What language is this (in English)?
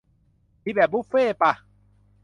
Thai